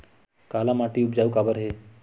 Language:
Chhattisgarhi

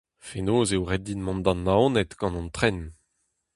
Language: Breton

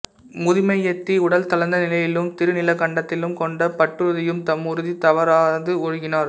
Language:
Tamil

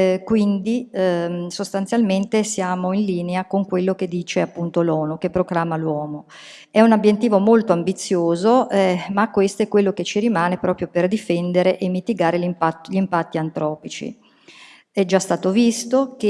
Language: Italian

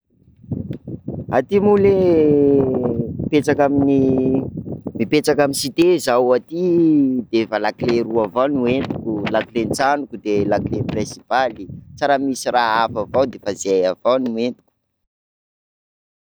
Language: Sakalava Malagasy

